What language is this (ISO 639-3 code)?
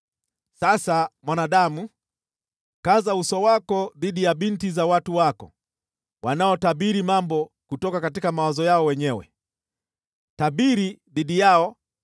swa